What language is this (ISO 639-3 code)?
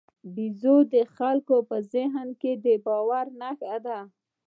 pus